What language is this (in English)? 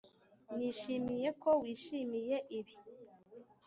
Kinyarwanda